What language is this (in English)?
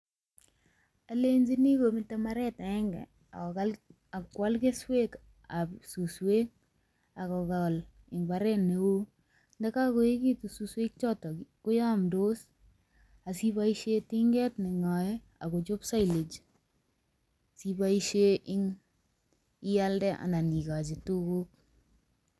Kalenjin